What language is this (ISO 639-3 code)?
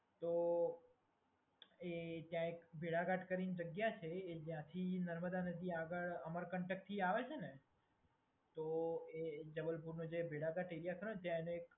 guj